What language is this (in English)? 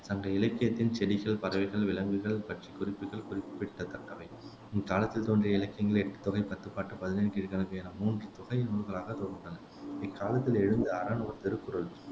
Tamil